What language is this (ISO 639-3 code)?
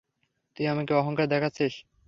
ben